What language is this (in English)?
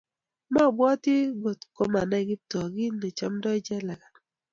Kalenjin